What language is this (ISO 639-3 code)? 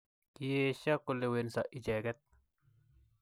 kln